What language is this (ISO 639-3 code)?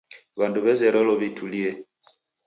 dav